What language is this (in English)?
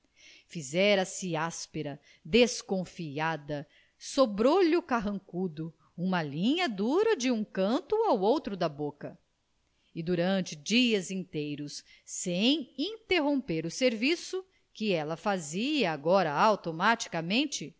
Portuguese